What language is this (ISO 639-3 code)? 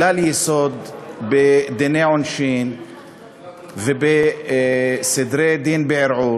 heb